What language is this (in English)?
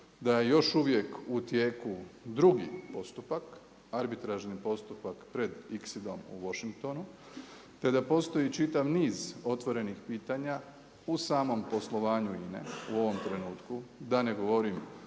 Croatian